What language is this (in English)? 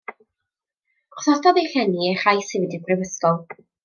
Welsh